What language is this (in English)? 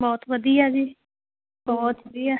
Punjabi